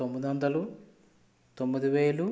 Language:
Telugu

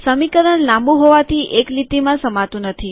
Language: Gujarati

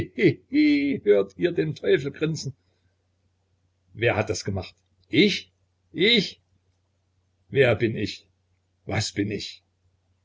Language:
German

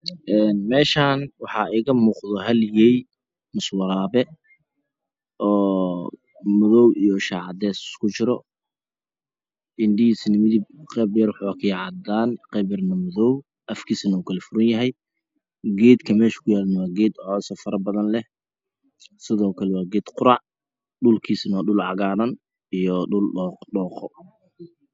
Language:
Somali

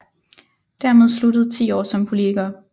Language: Danish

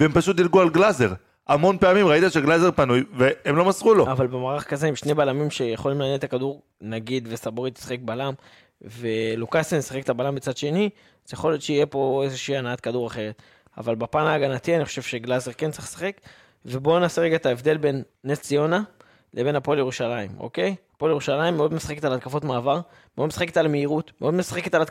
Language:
Hebrew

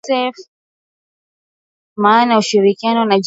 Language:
Swahili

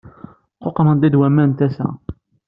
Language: Kabyle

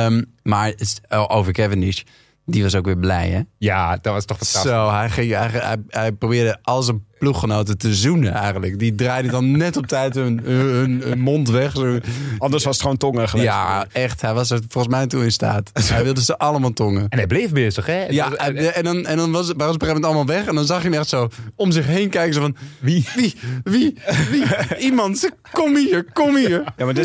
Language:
Dutch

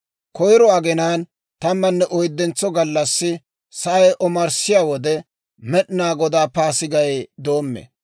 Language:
Dawro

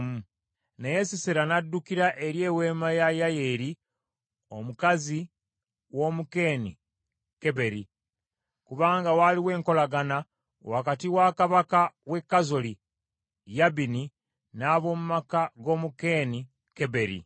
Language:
Ganda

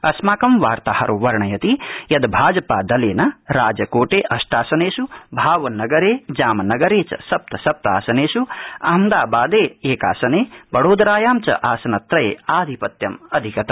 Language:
Sanskrit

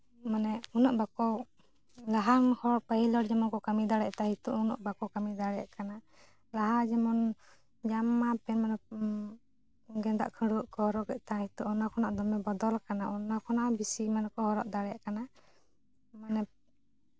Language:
Santali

